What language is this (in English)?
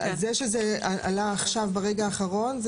Hebrew